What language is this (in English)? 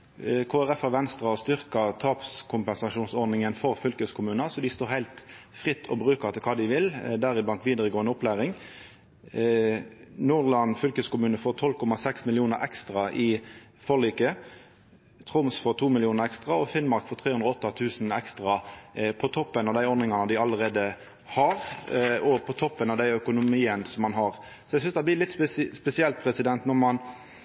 Norwegian Nynorsk